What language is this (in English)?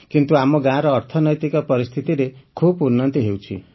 Odia